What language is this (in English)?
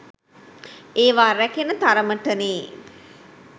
Sinhala